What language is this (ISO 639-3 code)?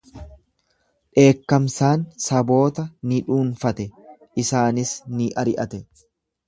orm